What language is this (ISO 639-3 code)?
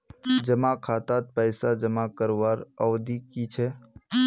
mag